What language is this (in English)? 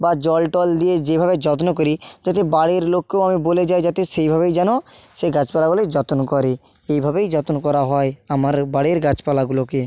Bangla